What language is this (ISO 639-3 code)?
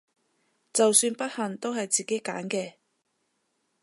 yue